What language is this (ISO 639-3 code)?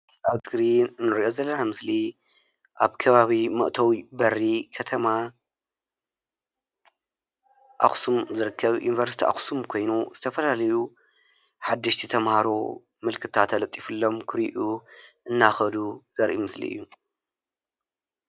tir